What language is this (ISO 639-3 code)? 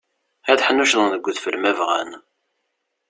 kab